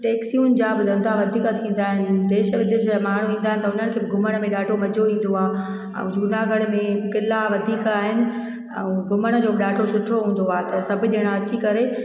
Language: Sindhi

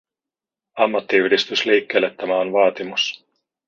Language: Finnish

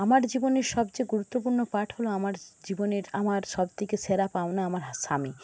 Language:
Bangla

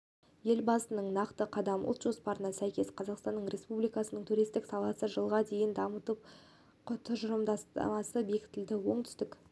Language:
Kazakh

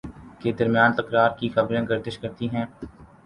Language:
Urdu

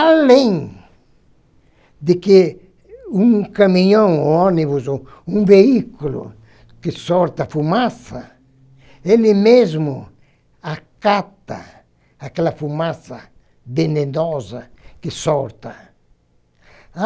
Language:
Portuguese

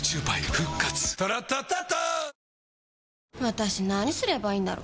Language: Japanese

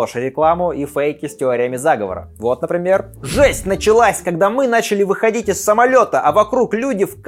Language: Russian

